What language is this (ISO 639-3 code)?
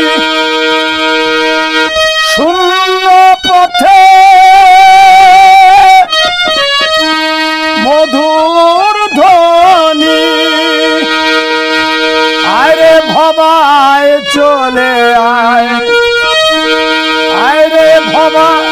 ara